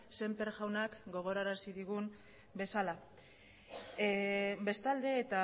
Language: Basque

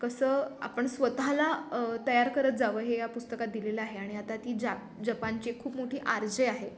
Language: Marathi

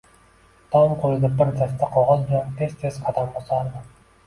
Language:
Uzbek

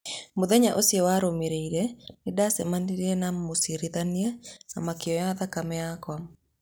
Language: Kikuyu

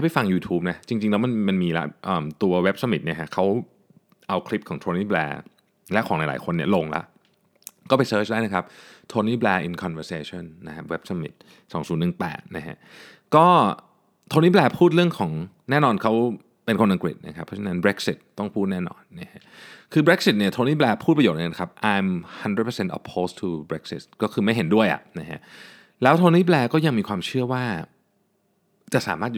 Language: Thai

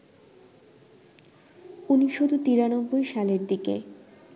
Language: Bangla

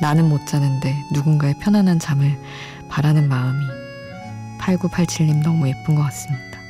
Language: Korean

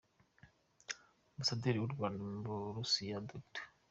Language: Kinyarwanda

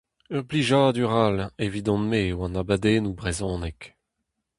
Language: Breton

